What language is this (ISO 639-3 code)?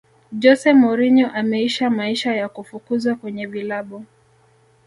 swa